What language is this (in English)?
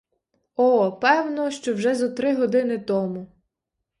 Ukrainian